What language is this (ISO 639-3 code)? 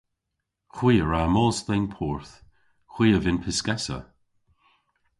cor